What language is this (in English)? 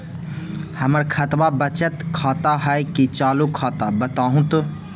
Magahi